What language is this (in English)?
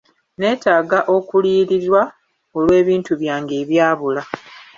Ganda